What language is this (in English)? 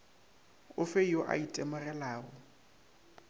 Northern Sotho